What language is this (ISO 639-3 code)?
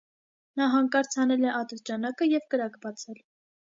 hye